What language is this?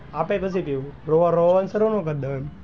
Gujarati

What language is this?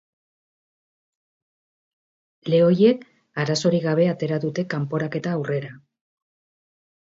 Basque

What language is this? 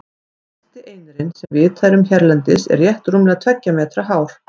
Icelandic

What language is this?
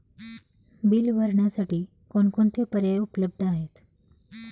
Marathi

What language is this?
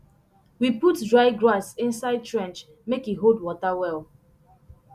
Nigerian Pidgin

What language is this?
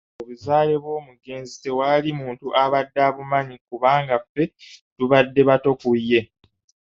Ganda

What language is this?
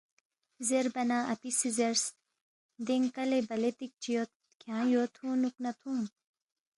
Balti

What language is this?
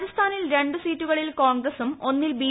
Malayalam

